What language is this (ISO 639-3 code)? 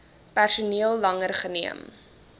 afr